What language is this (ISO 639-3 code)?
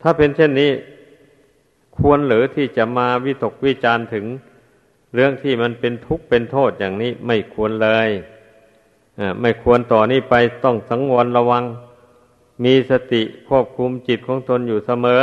tha